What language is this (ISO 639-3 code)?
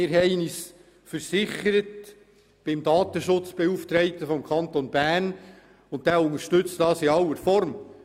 gsw